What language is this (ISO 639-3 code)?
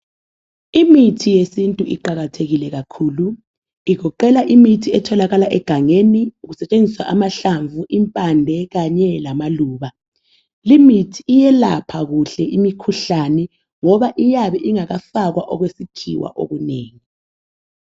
nde